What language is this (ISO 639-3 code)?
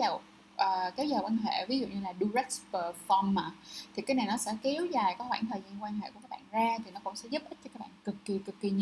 vie